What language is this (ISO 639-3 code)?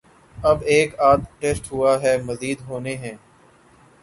urd